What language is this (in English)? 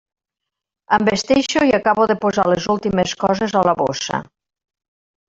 Catalan